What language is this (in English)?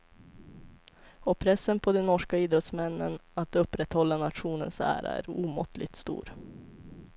Swedish